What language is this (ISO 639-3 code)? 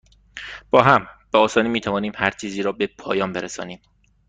fas